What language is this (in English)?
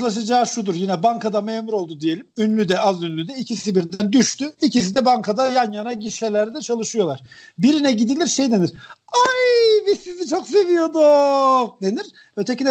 Turkish